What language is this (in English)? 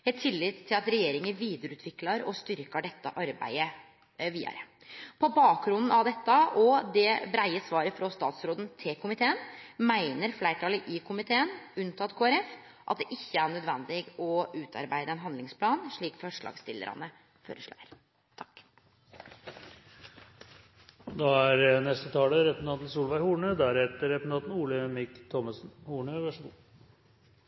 Norwegian